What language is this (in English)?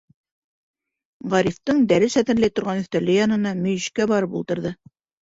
Bashkir